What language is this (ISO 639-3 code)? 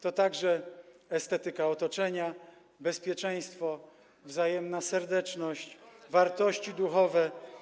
pol